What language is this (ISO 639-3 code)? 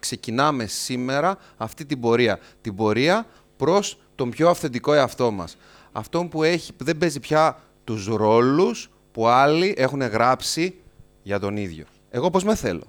ell